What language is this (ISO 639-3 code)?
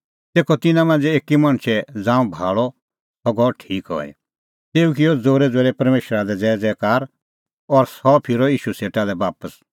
kfx